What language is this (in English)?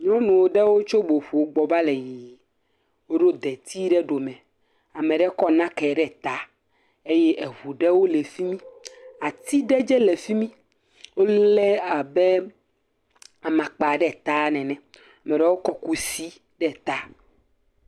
Ewe